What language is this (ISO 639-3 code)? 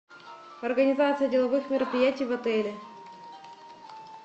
rus